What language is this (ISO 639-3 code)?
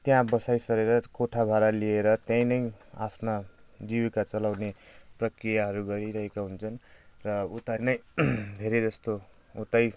nep